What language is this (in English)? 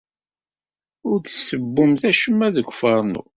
Kabyle